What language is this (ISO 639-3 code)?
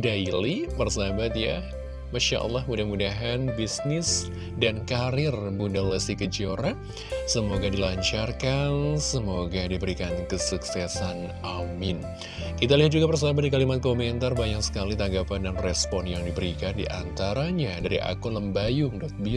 ind